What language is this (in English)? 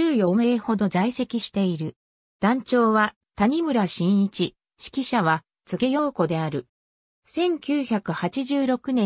Japanese